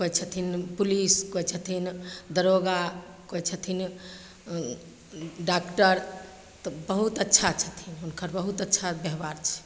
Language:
Maithili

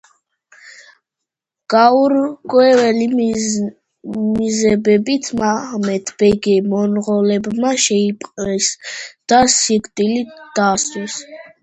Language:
Georgian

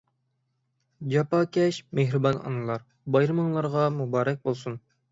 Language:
Uyghur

